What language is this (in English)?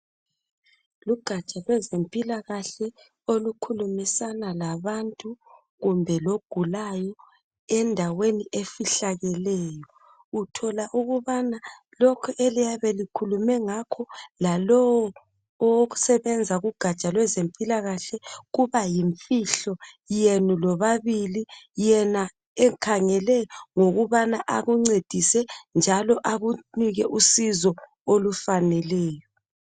North Ndebele